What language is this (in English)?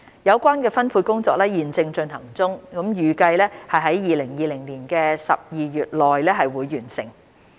Cantonese